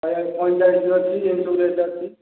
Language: Odia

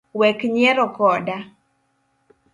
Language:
Luo (Kenya and Tanzania)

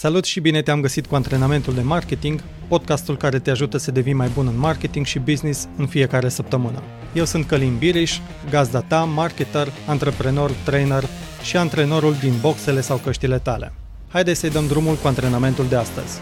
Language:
Romanian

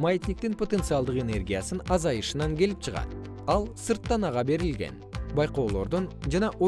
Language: Kyrgyz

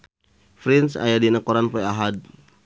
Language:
Sundanese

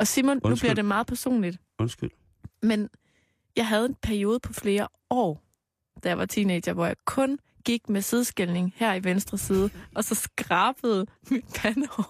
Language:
Danish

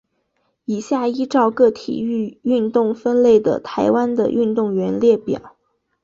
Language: Chinese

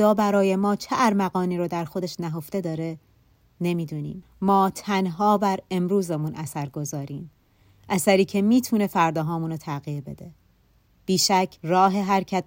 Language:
Persian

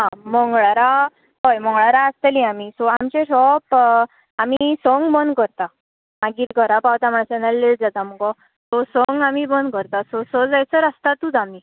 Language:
Konkani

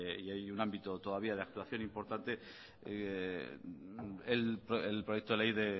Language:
Spanish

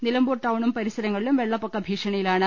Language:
Malayalam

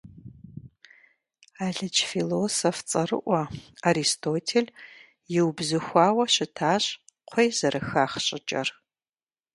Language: Kabardian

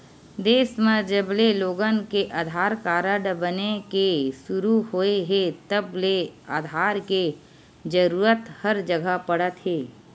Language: Chhattisgarhi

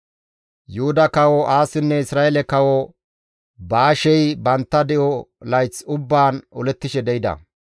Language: Gamo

